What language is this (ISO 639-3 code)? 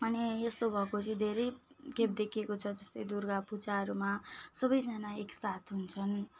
nep